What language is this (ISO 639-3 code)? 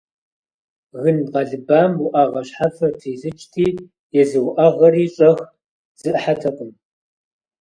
kbd